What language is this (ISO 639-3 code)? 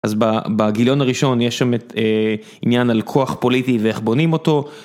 heb